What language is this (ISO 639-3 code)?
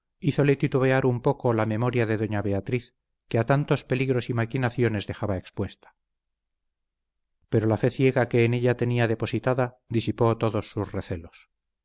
spa